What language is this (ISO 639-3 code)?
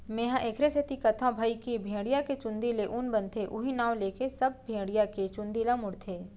hne